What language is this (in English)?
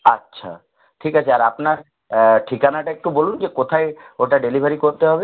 Bangla